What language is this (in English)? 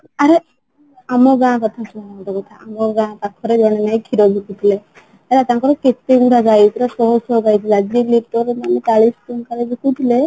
Odia